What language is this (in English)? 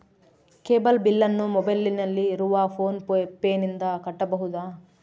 Kannada